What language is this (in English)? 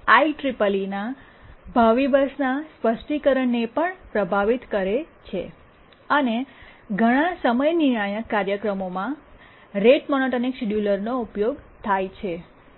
Gujarati